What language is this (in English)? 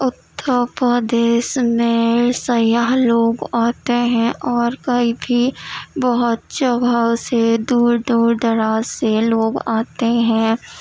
Urdu